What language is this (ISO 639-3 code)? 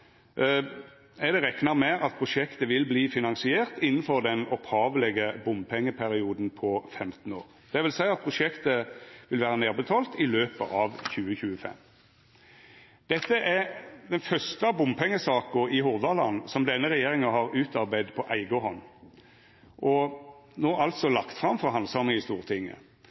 nno